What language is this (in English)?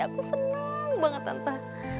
Indonesian